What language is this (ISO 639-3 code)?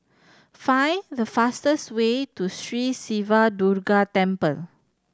eng